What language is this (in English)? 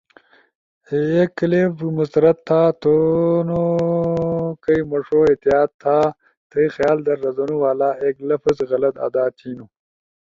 Ushojo